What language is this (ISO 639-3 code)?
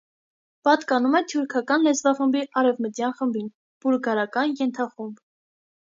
hye